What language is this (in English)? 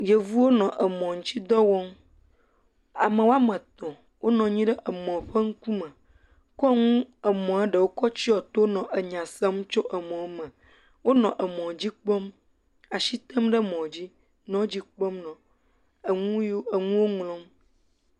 Ewe